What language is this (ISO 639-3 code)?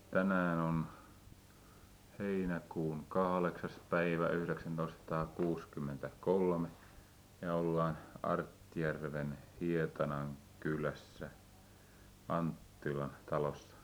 fin